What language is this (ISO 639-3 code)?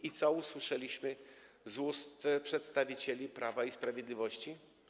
pol